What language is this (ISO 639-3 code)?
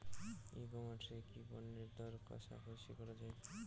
ben